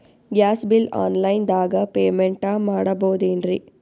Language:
Kannada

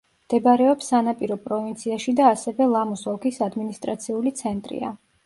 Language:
Georgian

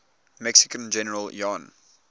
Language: English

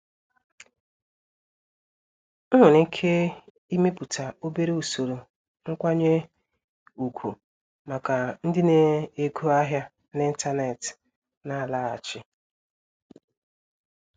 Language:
Igbo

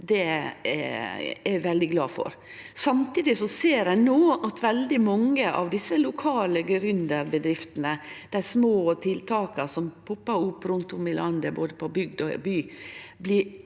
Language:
Norwegian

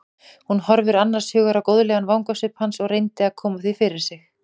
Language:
Icelandic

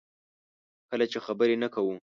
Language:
Pashto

